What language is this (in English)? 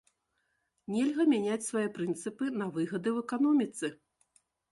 Belarusian